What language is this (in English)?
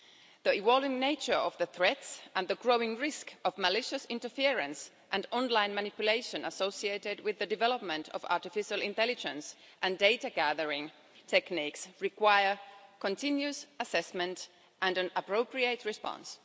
English